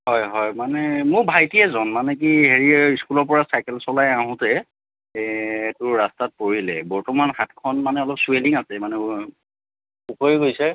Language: Assamese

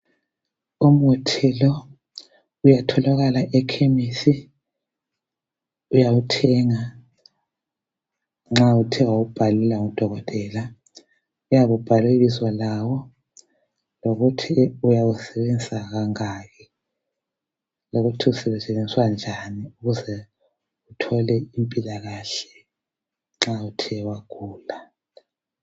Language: North Ndebele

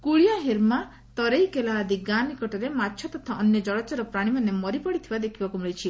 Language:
Odia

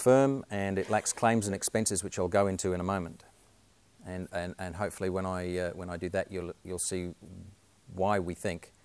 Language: English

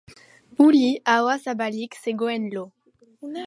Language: Basque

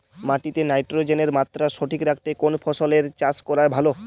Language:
Bangla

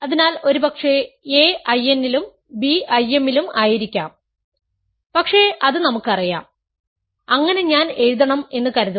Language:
Malayalam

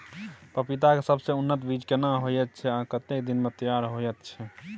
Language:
Maithili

